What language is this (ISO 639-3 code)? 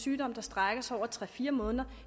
dan